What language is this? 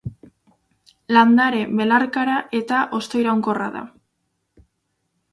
Basque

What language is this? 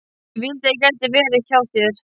Icelandic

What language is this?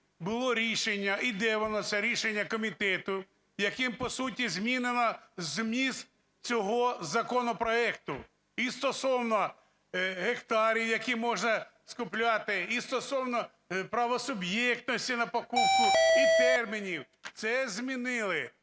Ukrainian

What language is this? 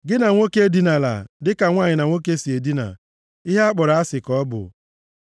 Igbo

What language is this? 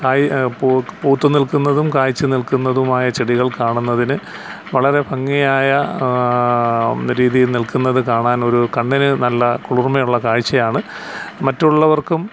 Malayalam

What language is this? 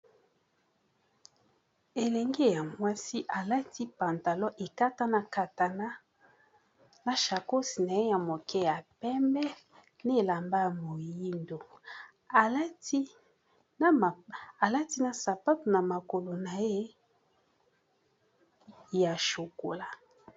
Lingala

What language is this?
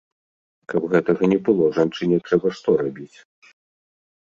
Belarusian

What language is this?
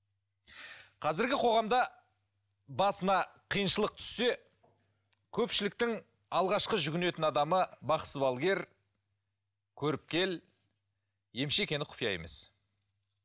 Kazakh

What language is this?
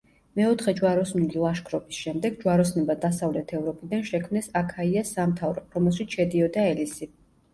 Georgian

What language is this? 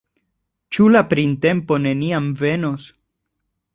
Esperanto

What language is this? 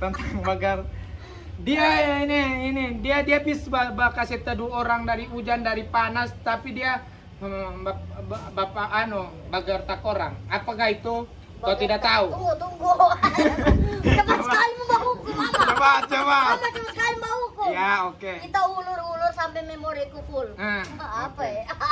Indonesian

